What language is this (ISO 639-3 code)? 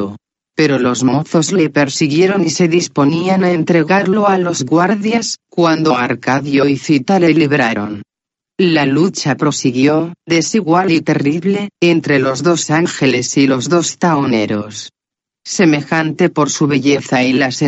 spa